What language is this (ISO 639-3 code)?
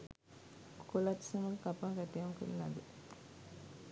sin